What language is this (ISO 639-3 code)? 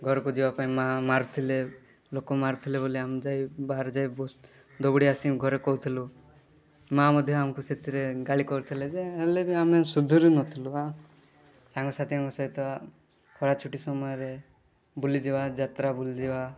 ori